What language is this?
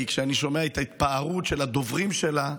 Hebrew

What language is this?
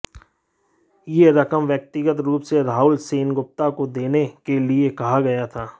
Hindi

